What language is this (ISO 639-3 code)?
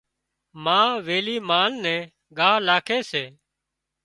kxp